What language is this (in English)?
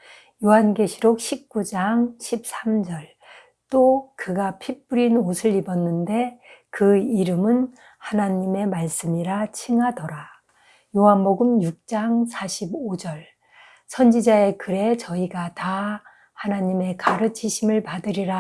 Korean